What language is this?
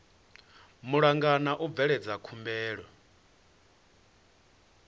Venda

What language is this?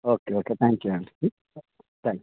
Telugu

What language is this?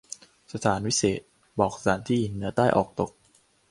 Thai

